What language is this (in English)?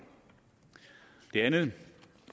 Danish